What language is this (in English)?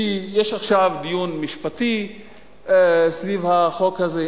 Hebrew